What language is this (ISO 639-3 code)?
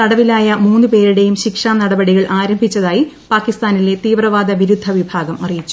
mal